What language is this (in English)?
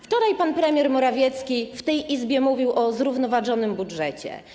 Polish